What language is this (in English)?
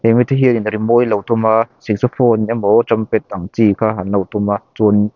Mizo